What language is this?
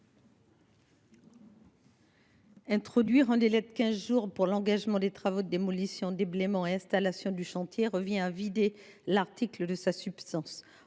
French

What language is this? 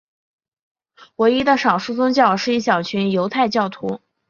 Chinese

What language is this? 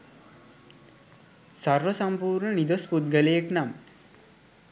Sinhala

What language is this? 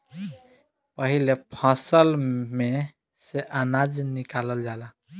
Bhojpuri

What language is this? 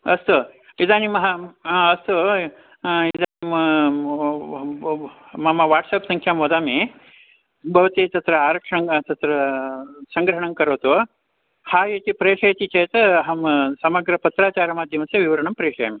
Sanskrit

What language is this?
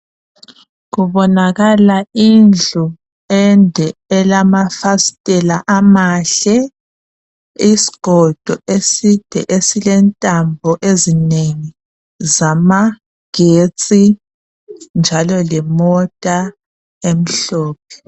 North Ndebele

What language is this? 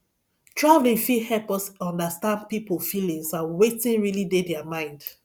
Nigerian Pidgin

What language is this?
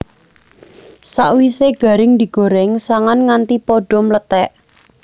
Javanese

